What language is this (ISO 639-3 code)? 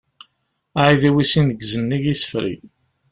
kab